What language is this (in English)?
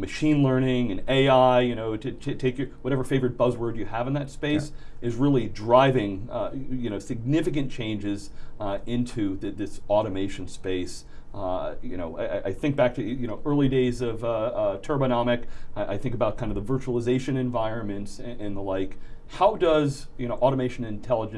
English